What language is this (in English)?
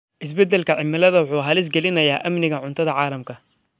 Somali